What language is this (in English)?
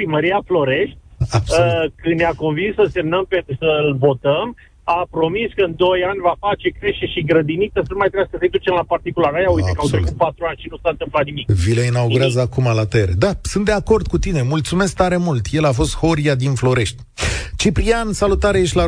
Romanian